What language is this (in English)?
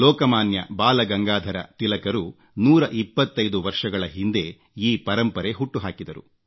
Kannada